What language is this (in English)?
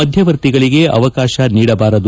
Kannada